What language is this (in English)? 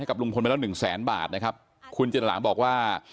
Thai